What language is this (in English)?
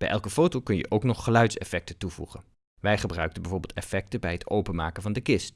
Dutch